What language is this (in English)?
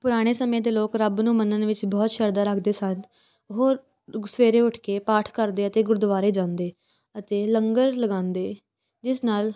Punjabi